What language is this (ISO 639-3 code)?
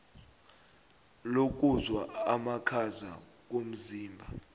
nbl